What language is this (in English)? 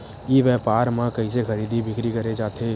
Chhattisgarhi